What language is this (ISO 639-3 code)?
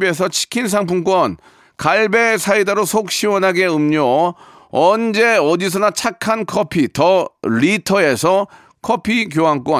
kor